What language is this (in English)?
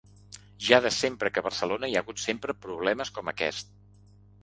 Catalan